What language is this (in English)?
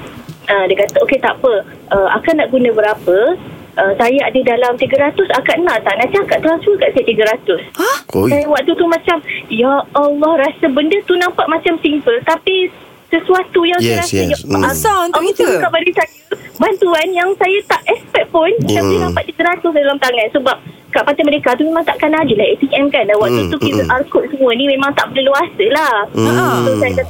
Malay